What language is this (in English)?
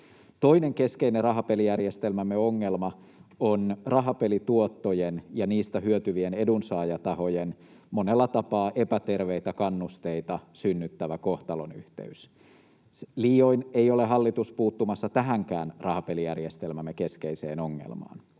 Finnish